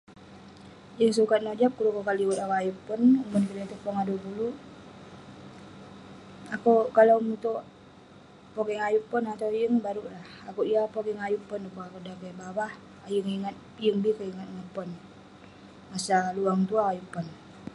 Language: Western Penan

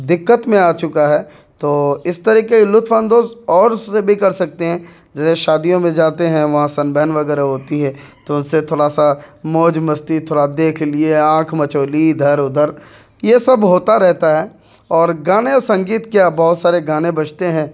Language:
Urdu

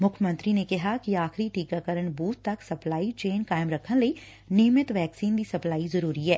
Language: Punjabi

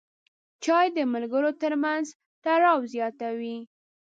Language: Pashto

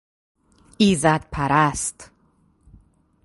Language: Persian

